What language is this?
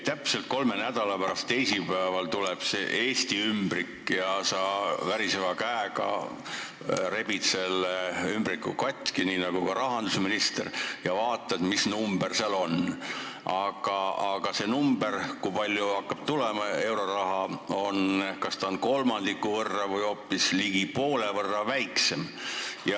Estonian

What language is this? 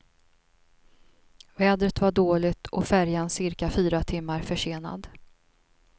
Swedish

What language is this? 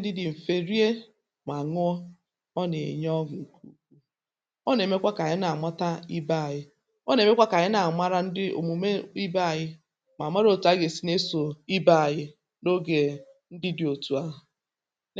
Igbo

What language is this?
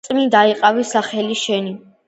Georgian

